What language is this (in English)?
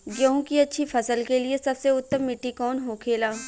Bhojpuri